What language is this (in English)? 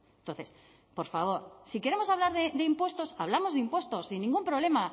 Spanish